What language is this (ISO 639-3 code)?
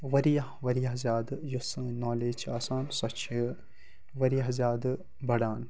kas